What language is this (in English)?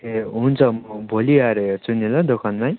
Nepali